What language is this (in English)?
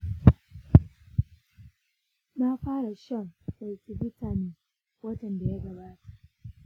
Hausa